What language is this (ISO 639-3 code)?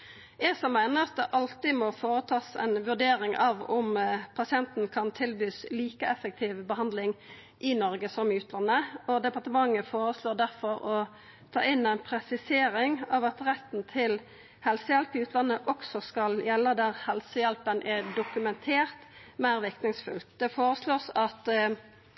nno